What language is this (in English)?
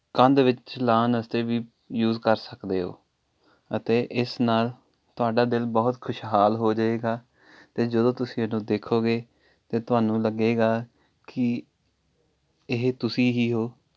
Punjabi